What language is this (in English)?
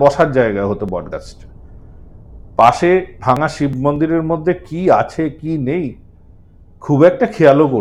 Bangla